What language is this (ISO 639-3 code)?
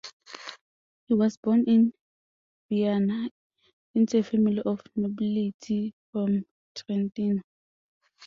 eng